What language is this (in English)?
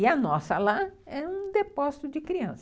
Portuguese